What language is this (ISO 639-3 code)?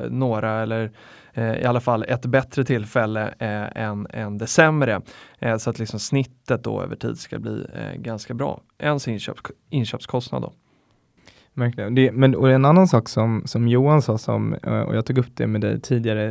swe